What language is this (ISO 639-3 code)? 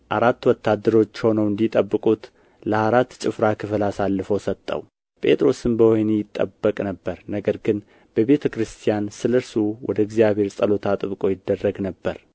amh